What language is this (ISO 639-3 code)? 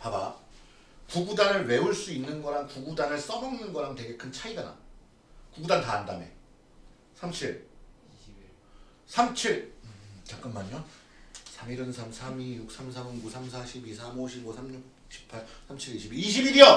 kor